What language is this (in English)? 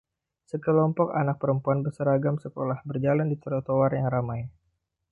Indonesian